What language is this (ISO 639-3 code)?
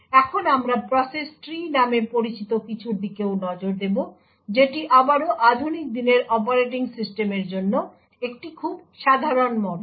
ben